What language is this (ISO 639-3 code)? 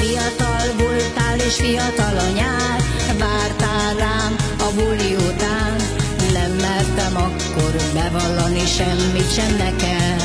hun